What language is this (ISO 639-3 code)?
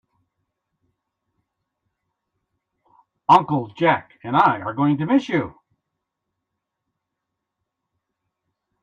eng